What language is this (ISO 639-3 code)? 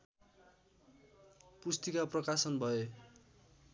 nep